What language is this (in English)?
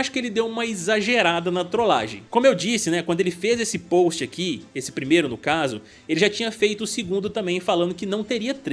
Portuguese